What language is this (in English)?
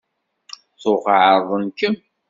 Kabyle